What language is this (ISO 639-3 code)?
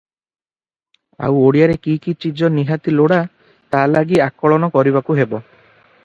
ori